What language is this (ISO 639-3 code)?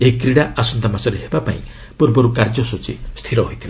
ori